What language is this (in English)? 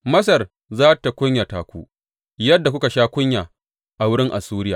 Hausa